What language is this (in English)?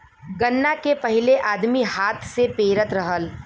Bhojpuri